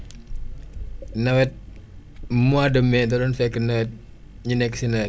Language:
Wolof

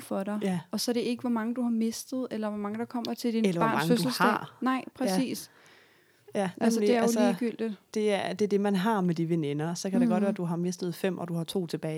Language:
Danish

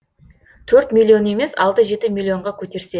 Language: Kazakh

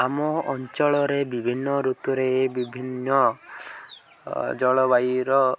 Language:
Odia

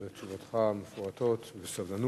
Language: Hebrew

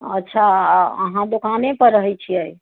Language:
Maithili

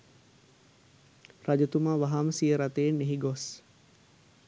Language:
Sinhala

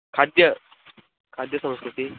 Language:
Sanskrit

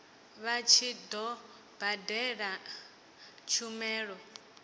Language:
Venda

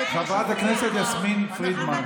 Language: Hebrew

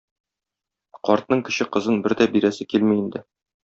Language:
Tatar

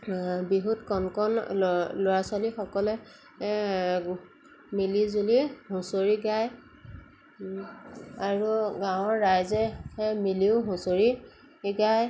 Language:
Assamese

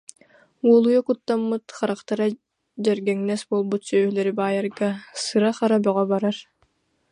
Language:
Yakut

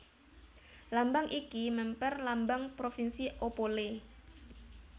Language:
Javanese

